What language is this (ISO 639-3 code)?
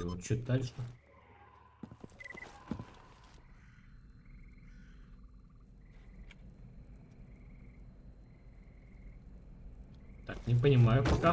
rus